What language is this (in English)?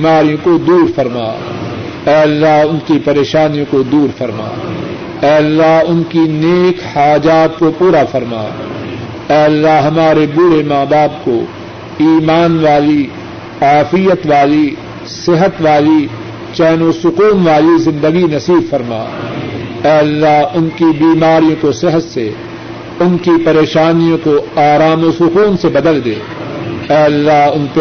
Urdu